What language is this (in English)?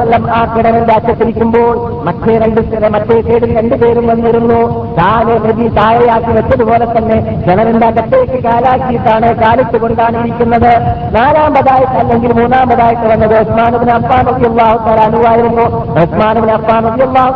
Malayalam